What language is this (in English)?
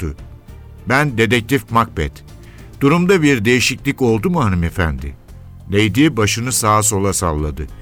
Turkish